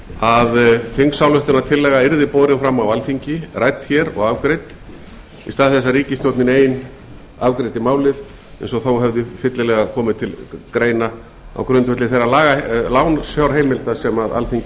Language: Icelandic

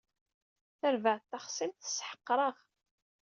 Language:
Kabyle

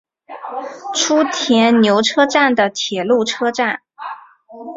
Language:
Chinese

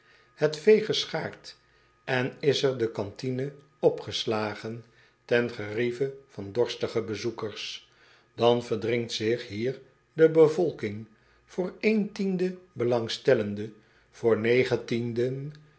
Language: Dutch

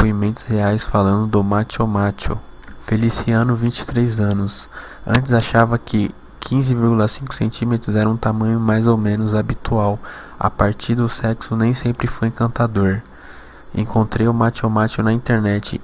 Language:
Portuguese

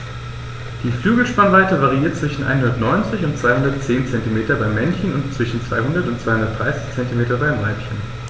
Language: German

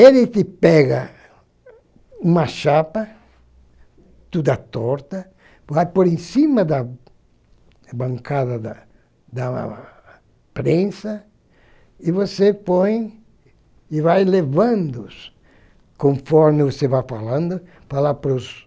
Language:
Portuguese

